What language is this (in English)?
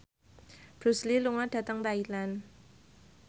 Javanese